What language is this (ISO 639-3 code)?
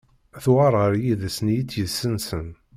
kab